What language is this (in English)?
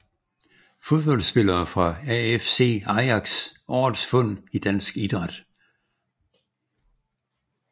Danish